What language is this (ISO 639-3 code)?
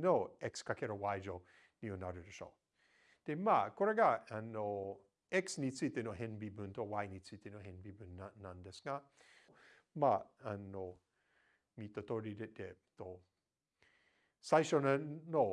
jpn